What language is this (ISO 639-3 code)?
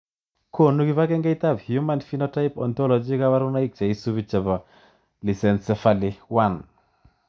kln